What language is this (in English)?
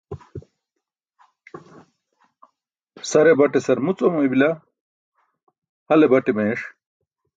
Burushaski